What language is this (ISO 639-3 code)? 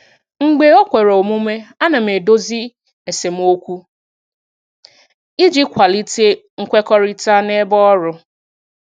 ibo